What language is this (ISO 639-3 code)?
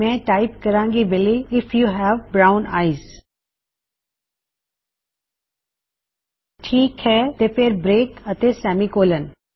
pan